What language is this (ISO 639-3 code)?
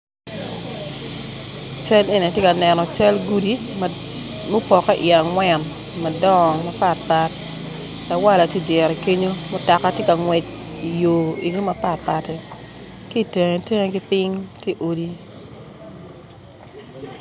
ach